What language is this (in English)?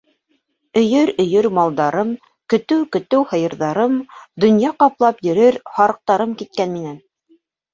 Bashkir